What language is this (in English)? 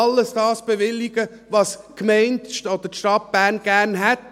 Swiss German